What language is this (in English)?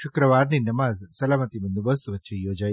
Gujarati